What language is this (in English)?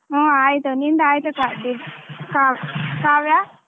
Kannada